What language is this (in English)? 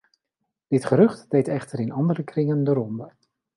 Dutch